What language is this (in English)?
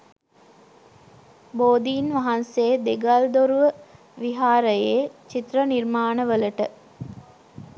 Sinhala